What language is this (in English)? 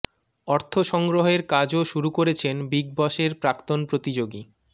Bangla